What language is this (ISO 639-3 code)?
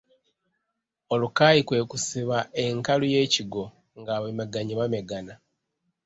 lug